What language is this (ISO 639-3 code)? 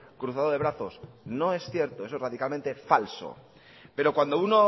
spa